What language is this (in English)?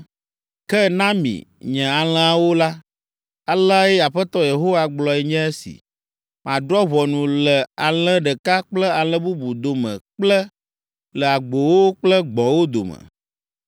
Ewe